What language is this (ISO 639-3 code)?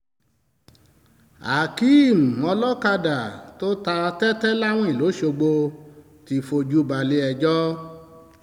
yor